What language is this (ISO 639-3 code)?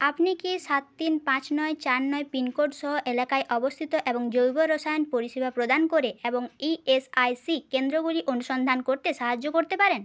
ben